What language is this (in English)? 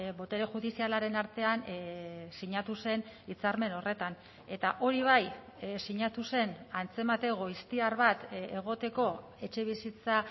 Basque